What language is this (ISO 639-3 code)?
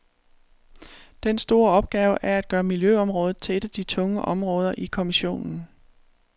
dan